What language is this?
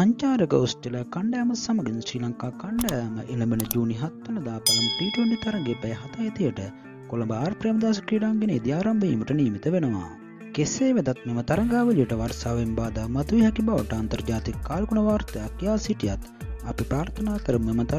Indonesian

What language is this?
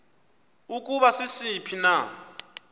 Xhosa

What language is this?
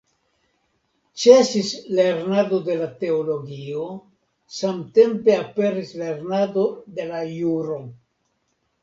Esperanto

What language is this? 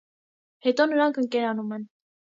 Armenian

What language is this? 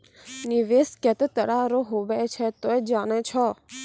Maithili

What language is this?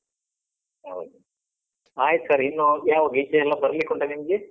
Kannada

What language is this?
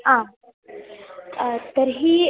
Sanskrit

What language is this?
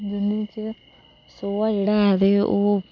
Dogri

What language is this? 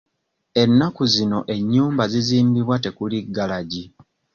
Ganda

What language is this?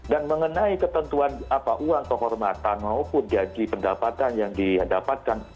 Indonesian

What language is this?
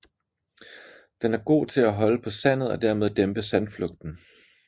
Danish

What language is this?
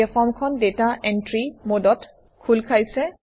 Assamese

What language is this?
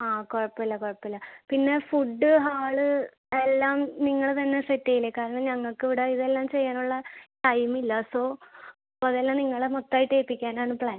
Malayalam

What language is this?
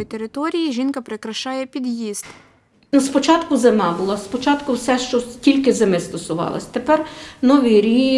Ukrainian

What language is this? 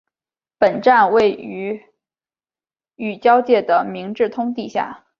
Chinese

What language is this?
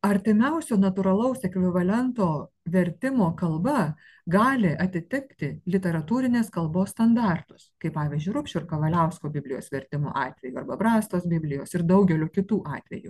Lithuanian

